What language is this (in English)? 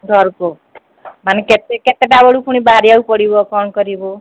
Odia